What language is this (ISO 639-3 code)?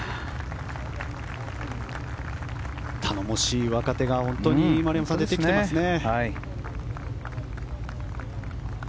jpn